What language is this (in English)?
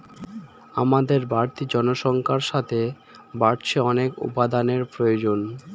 Bangla